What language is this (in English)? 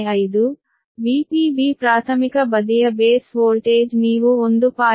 Kannada